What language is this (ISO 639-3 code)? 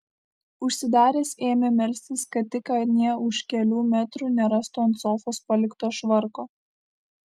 lit